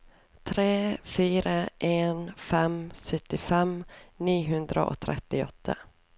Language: Norwegian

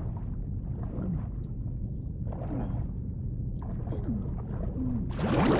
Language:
Polish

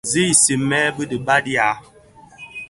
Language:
Bafia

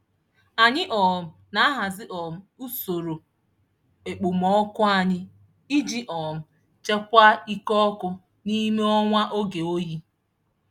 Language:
Igbo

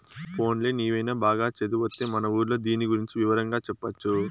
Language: Telugu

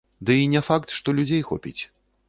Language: Belarusian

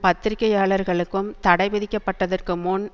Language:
Tamil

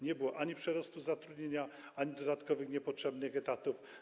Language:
Polish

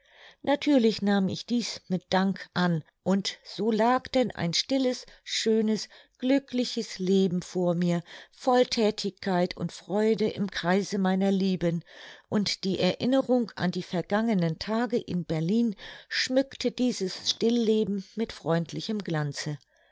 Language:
German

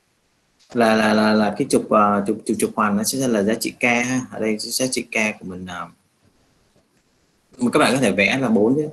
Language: Vietnamese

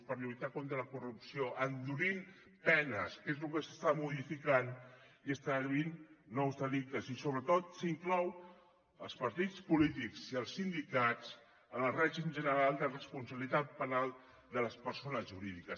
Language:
Catalan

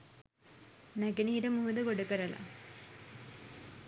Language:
Sinhala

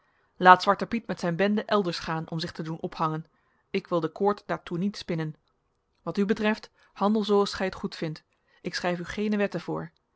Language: Dutch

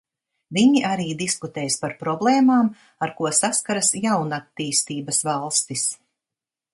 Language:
Latvian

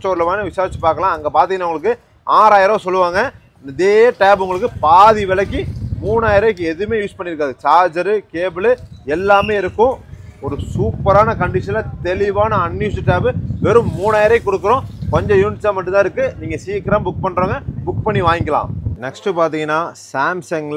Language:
Tamil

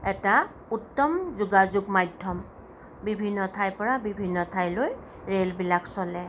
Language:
Assamese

